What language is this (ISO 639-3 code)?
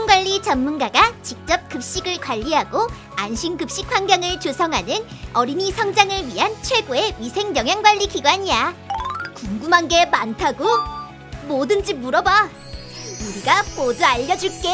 kor